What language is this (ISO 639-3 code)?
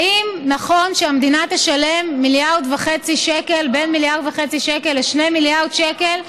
heb